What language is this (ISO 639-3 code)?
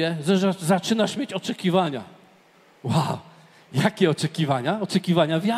pol